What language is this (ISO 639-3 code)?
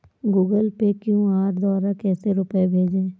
hin